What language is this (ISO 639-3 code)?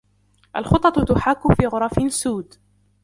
ara